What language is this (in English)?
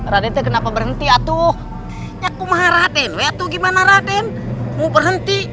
Indonesian